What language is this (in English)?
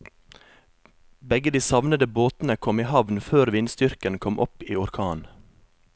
Norwegian